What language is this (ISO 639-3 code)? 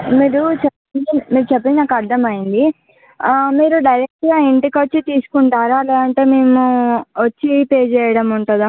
tel